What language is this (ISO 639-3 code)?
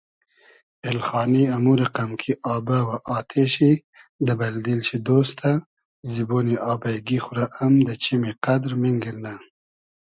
haz